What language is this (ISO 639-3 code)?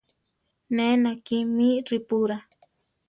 tar